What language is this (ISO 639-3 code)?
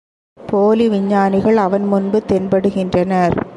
tam